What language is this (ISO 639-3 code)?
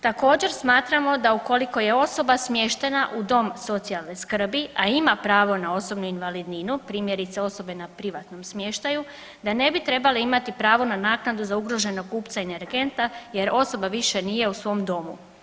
hrv